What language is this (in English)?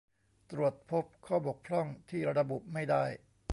Thai